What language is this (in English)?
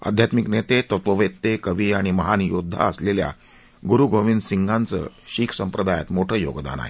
Marathi